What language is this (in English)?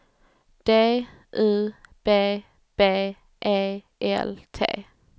Swedish